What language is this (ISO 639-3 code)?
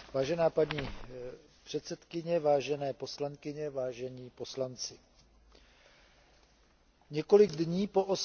ces